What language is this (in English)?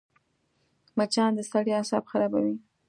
Pashto